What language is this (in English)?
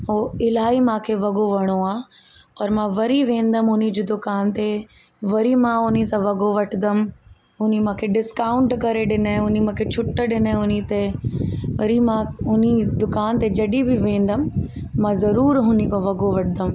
Sindhi